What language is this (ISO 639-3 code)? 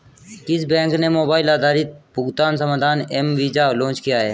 hin